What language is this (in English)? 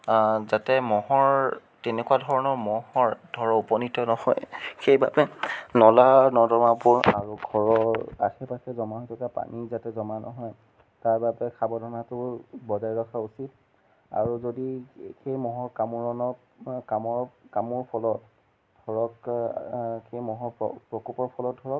Assamese